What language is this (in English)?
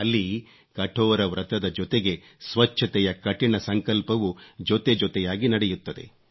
Kannada